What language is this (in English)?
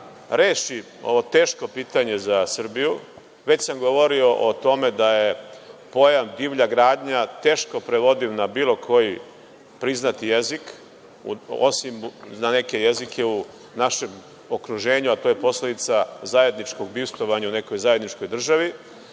Serbian